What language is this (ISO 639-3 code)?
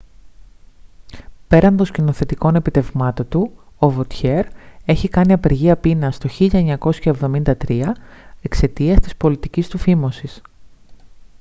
ell